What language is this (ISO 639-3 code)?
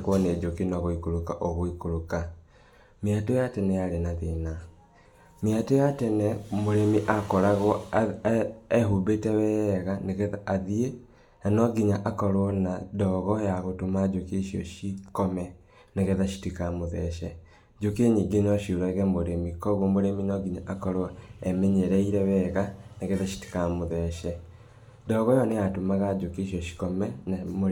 kik